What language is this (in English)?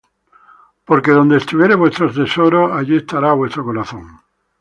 Spanish